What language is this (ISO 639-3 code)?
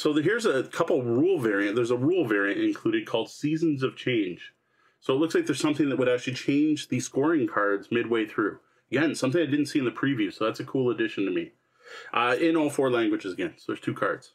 eng